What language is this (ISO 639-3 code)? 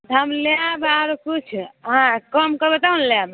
mai